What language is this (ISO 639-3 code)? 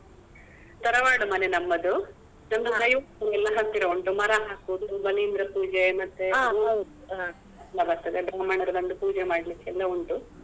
kan